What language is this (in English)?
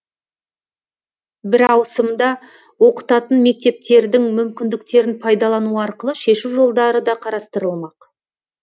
Kazakh